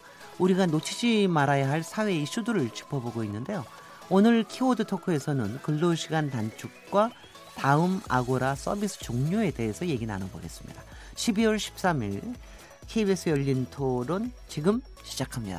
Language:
Korean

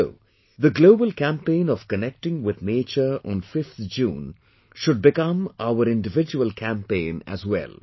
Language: English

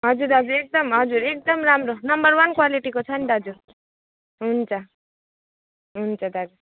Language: Nepali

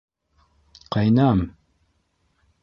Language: Bashkir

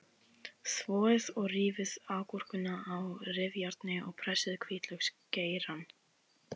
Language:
Icelandic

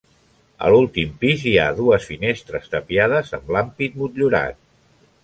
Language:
Catalan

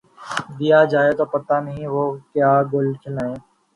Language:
Urdu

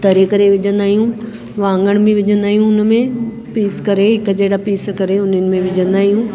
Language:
Sindhi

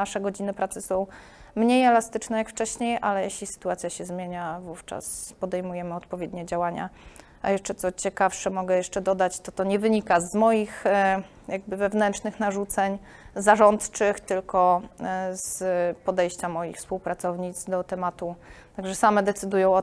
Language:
Polish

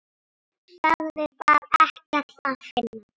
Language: Icelandic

